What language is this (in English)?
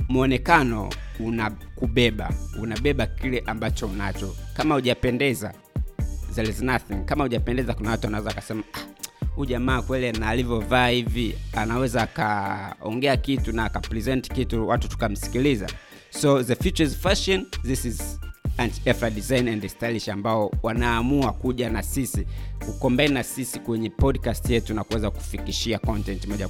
Swahili